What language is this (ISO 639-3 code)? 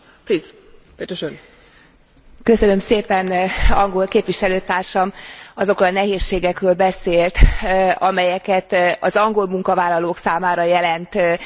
hun